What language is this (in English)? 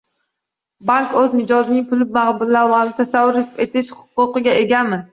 Uzbek